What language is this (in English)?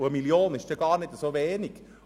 Swiss German